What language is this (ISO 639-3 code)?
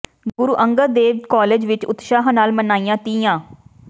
pan